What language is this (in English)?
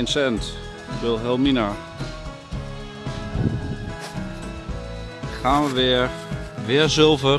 Dutch